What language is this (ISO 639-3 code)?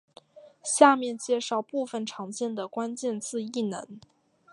zho